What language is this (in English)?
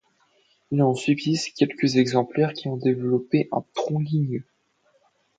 French